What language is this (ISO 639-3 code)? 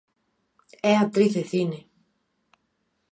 glg